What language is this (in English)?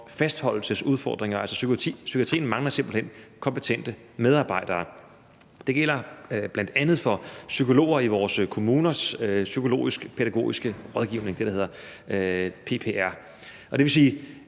Danish